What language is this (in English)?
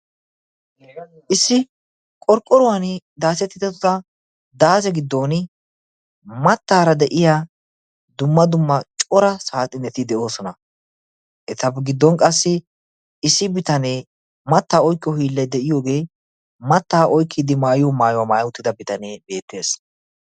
Wolaytta